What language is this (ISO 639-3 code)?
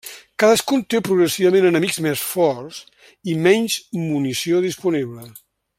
cat